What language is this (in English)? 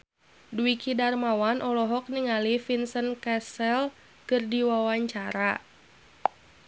Sundanese